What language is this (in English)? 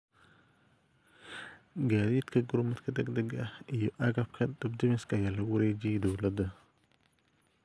Somali